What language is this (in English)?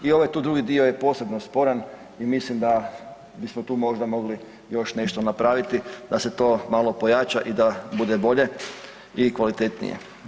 Croatian